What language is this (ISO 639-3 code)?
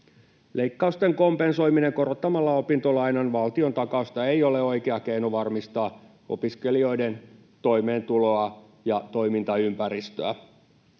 fin